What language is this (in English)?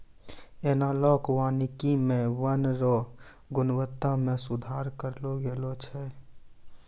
Maithili